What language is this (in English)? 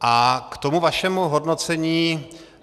Czech